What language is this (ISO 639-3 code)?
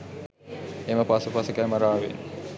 sin